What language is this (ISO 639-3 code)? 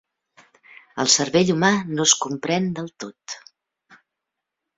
cat